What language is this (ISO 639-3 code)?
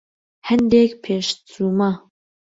ckb